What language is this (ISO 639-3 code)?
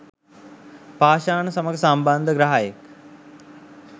sin